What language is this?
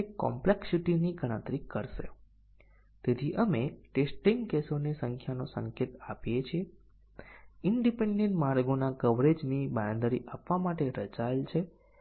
Gujarati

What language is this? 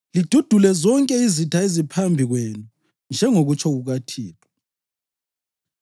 North Ndebele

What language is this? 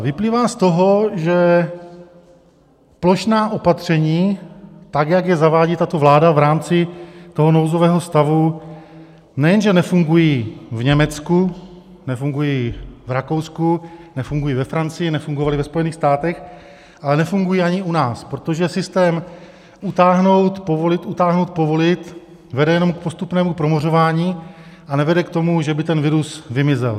Czech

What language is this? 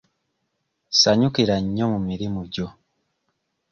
Ganda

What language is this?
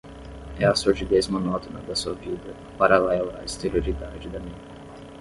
Portuguese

